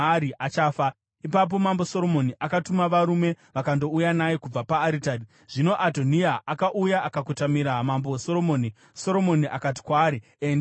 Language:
Shona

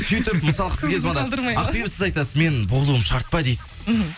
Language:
Kazakh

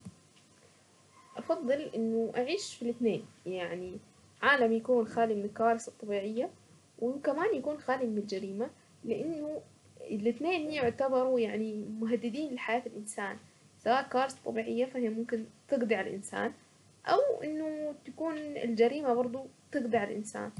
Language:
Saidi Arabic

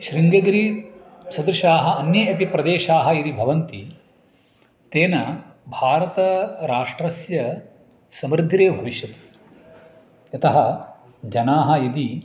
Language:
Sanskrit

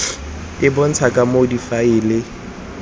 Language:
Tswana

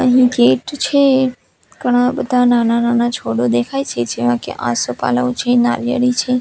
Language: Gujarati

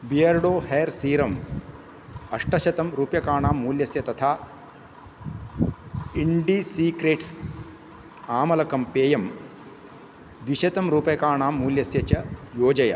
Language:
Sanskrit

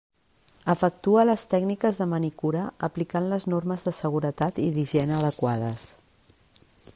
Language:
Catalan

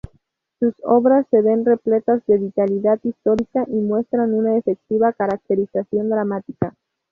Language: Spanish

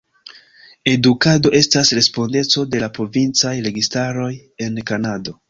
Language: Esperanto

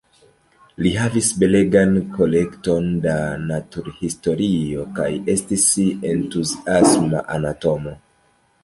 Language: Esperanto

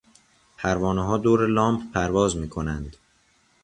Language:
Persian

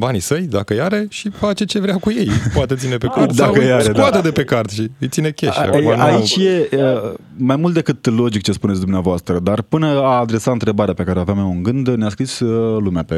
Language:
Romanian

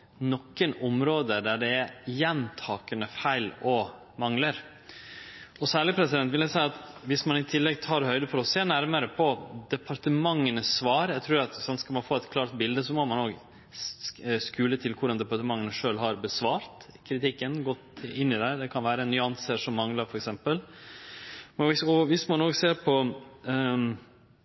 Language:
Norwegian Nynorsk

